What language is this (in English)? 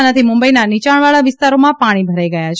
Gujarati